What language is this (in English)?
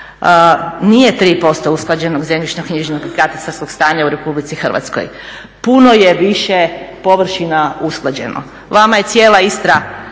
Croatian